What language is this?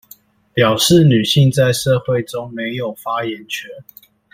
Chinese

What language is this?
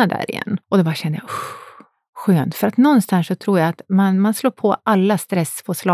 Swedish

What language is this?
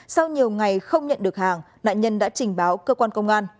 Vietnamese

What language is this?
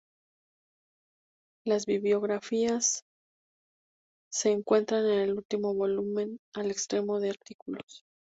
Spanish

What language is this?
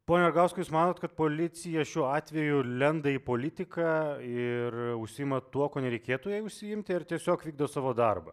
Lithuanian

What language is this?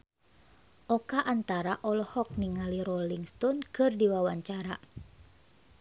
Sundanese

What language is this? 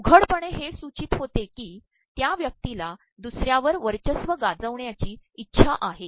Marathi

